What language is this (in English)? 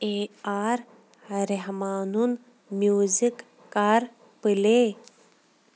Kashmiri